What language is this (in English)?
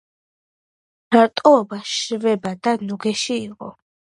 Georgian